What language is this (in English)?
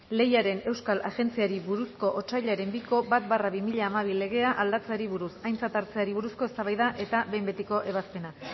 Basque